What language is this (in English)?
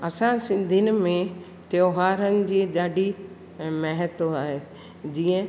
Sindhi